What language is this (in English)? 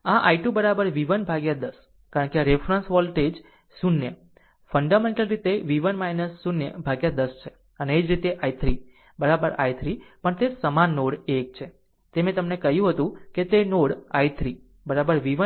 Gujarati